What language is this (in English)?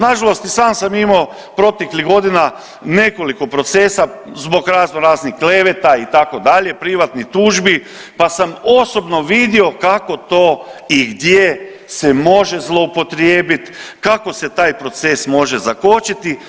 Croatian